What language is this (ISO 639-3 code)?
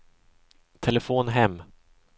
swe